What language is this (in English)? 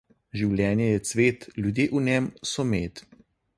Slovenian